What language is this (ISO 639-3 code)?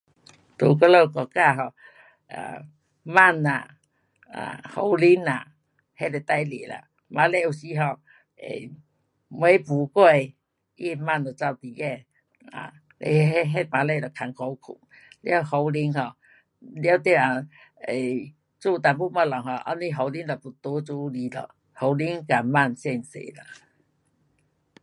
cpx